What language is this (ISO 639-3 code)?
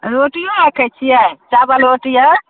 mai